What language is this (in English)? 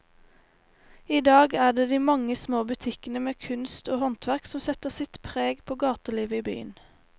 Norwegian